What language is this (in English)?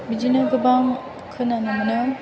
Bodo